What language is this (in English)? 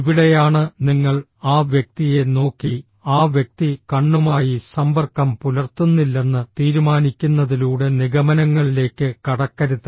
Malayalam